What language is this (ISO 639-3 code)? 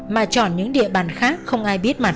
vie